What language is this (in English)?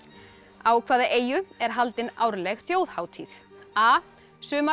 Icelandic